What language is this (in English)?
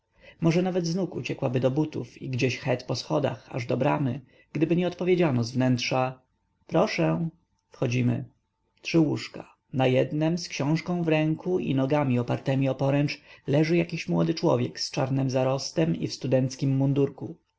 Polish